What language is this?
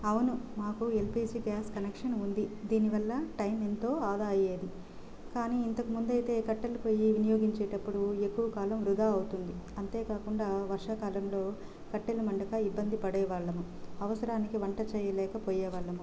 Telugu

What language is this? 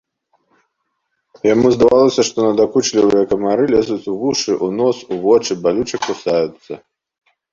Belarusian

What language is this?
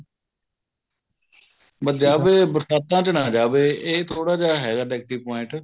Punjabi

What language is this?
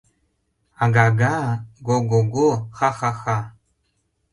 Mari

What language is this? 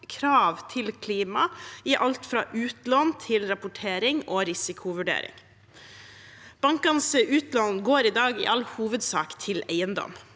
Norwegian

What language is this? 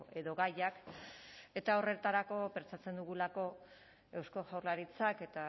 Basque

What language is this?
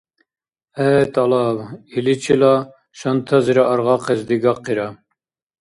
Dargwa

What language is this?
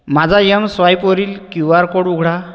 Marathi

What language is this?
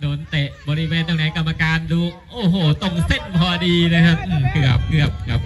Thai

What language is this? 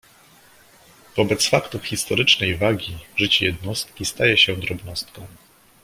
Polish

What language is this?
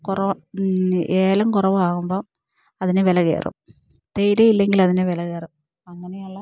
Malayalam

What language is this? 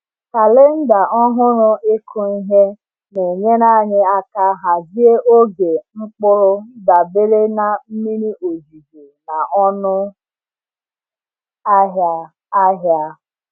Igbo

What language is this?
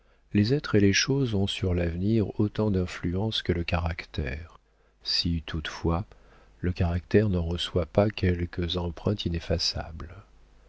French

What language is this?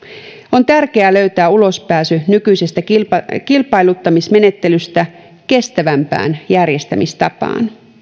Finnish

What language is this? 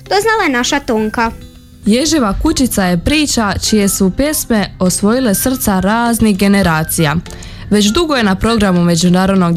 Croatian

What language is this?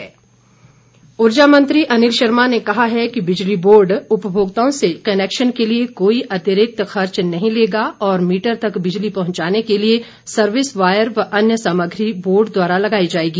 Hindi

